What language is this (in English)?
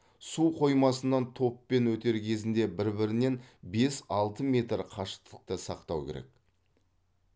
Kazakh